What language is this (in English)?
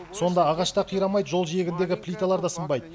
Kazakh